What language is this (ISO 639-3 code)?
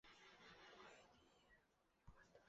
zho